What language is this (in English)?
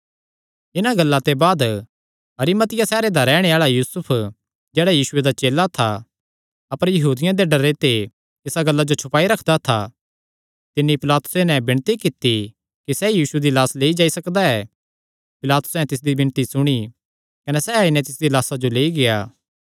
Kangri